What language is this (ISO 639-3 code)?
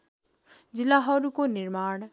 nep